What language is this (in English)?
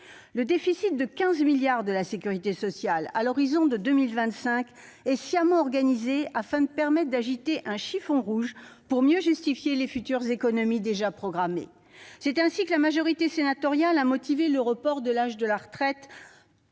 French